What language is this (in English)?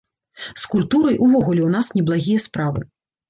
Belarusian